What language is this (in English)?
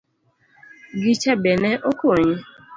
Luo (Kenya and Tanzania)